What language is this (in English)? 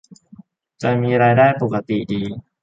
Thai